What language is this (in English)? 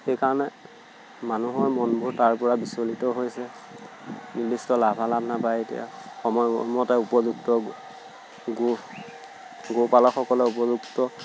Assamese